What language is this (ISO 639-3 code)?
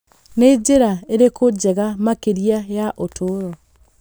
kik